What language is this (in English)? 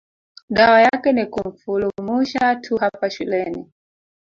Swahili